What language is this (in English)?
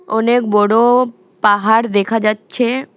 Bangla